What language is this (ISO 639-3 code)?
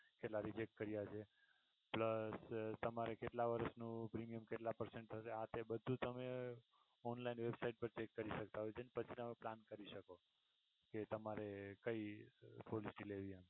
guj